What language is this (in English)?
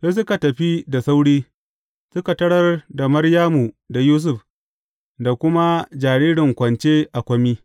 Hausa